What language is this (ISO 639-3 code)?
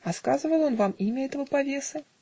rus